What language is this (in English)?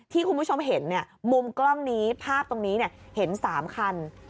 Thai